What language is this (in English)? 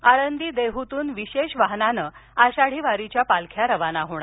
Marathi